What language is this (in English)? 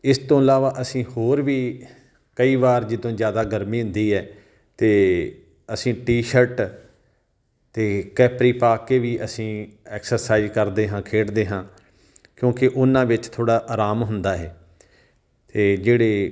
Punjabi